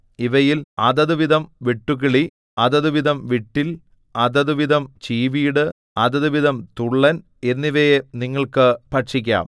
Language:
Malayalam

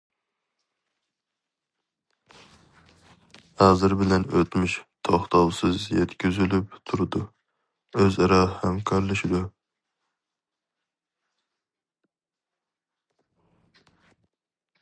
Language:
Uyghur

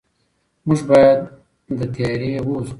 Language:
Pashto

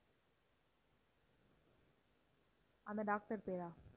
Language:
Tamil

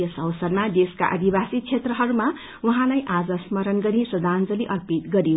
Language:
Nepali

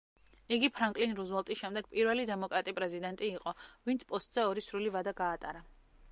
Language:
Georgian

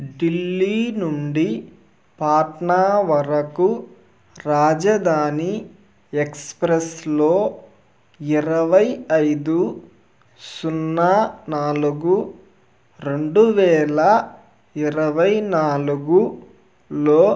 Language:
Telugu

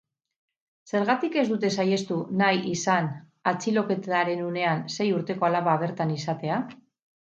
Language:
Basque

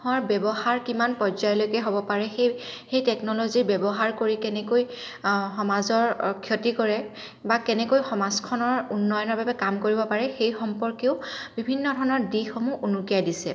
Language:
Assamese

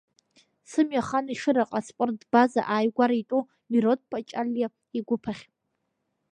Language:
Abkhazian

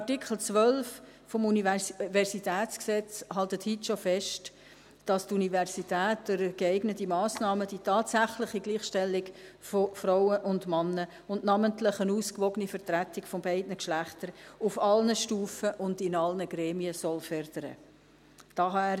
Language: Swiss German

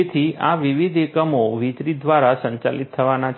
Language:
Gujarati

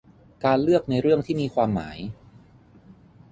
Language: Thai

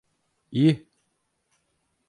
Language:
Turkish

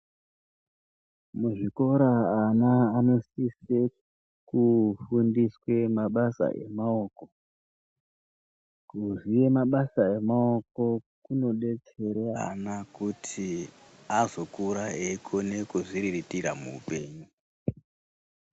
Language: Ndau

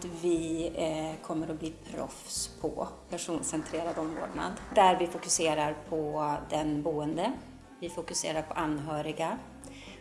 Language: Swedish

